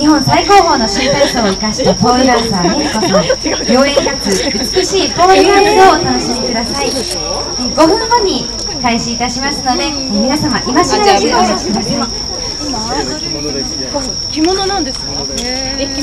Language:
Japanese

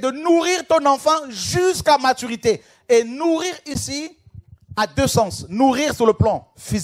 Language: French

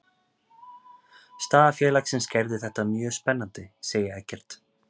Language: Icelandic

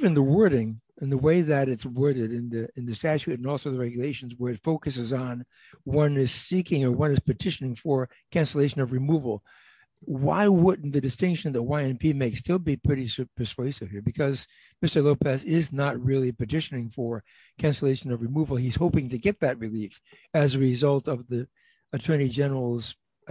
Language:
English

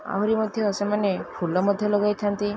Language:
Odia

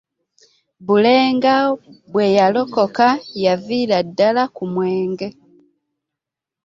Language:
Ganda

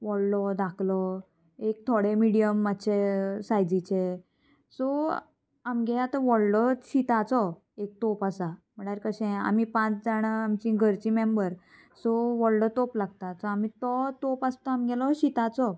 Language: Konkani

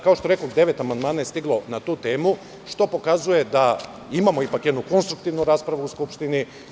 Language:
Serbian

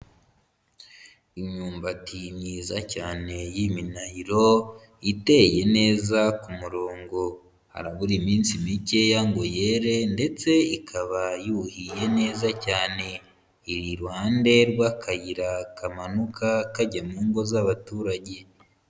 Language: Kinyarwanda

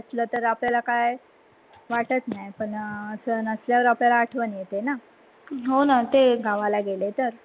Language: Marathi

